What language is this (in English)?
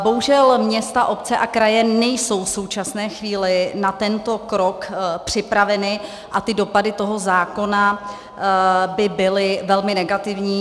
Czech